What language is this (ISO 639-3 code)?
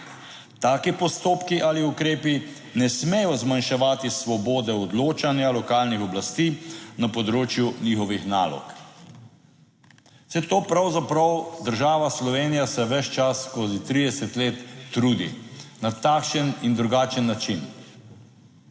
slv